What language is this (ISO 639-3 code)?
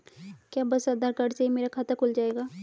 hin